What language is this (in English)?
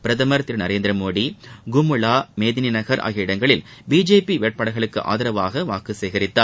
Tamil